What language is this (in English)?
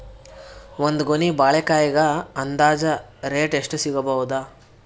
Kannada